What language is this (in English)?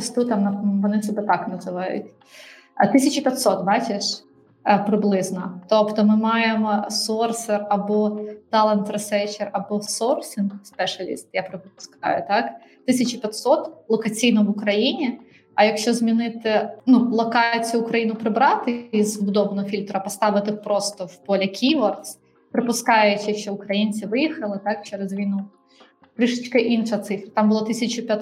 Ukrainian